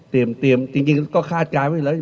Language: Thai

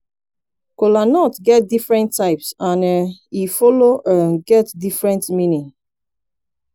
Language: Nigerian Pidgin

